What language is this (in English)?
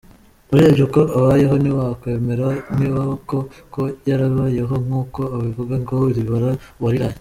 Kinyarwanda